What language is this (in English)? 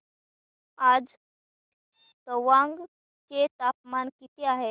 Marathi